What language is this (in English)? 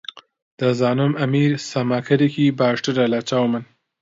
Central Kurdish